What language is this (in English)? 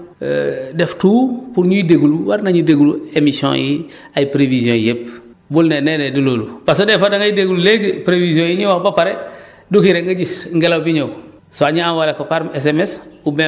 Wolof